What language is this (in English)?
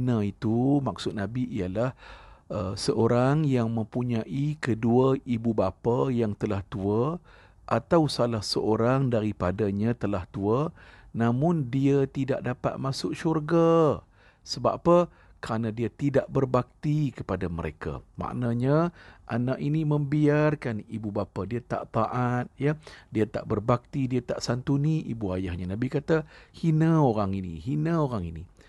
Malay